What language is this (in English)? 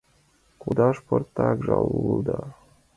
Mari